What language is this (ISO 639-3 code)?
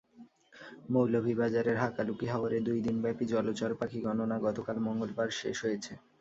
ben